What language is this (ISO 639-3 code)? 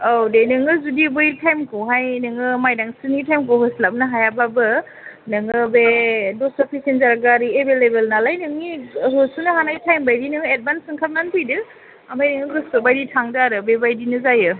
brx